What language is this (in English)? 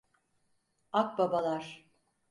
Turkish